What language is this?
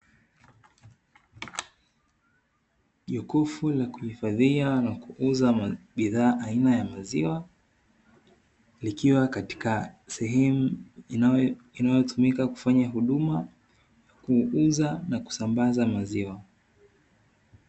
Swahili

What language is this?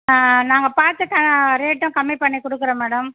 Tamil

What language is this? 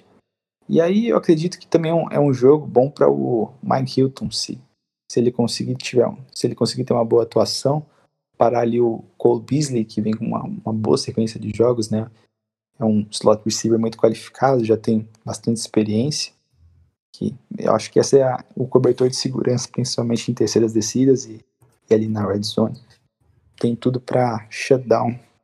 Portuguese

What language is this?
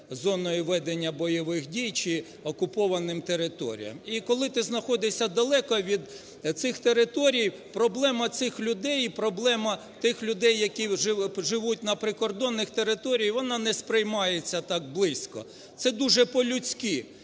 Ukrainian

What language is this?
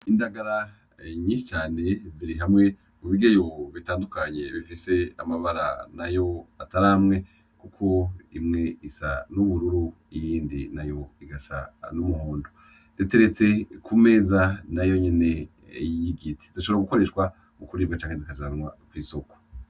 Rundi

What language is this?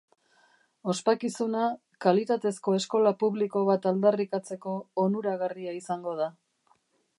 Basque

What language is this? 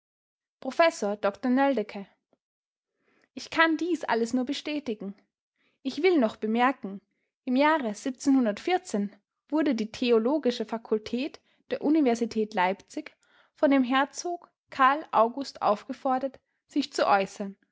German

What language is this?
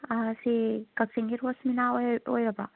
Manipuri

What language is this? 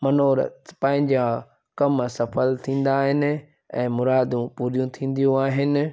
Sindhi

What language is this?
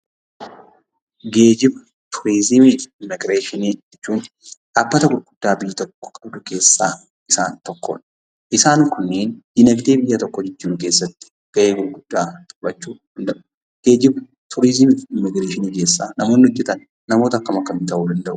Oromo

